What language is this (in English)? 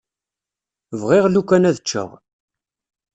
Kabyle